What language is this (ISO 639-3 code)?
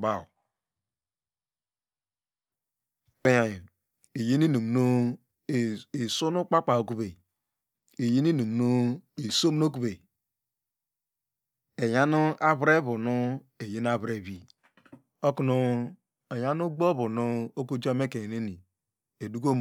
deg